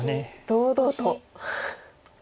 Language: Japanese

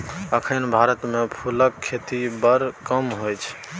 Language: Maithili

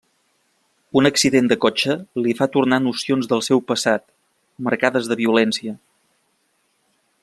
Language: Catalan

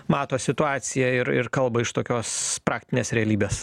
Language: Lithuanian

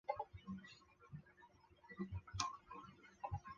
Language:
Chinese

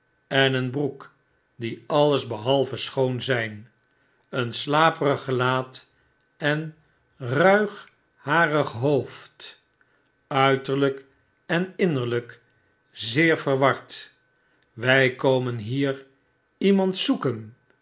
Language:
Dutch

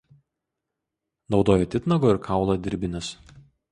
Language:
Lithuanian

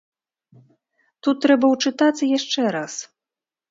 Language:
Belarusian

